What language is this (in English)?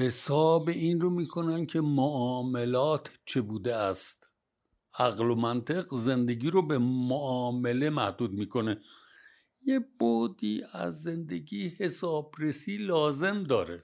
Persian